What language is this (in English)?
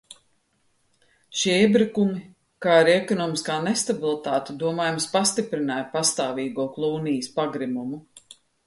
Latvian